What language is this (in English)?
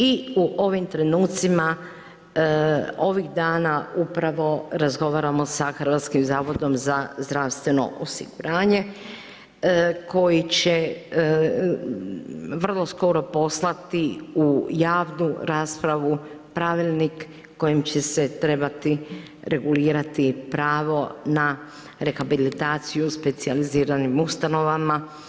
Croatian